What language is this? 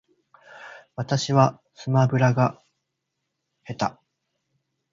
Japanese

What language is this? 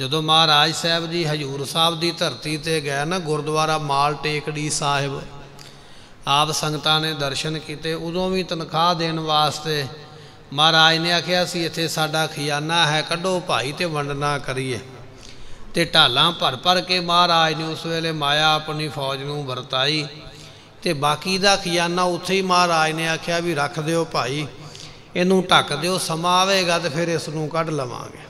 Punjabi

